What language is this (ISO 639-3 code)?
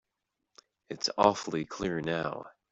eng